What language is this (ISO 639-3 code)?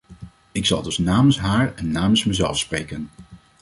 nld